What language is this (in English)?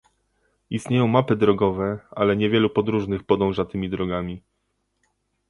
Polish